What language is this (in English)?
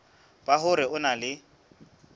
Southern Sotho